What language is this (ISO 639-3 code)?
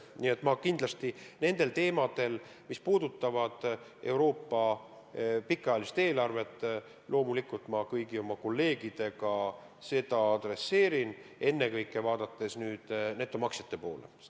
est